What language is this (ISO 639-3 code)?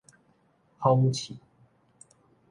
nan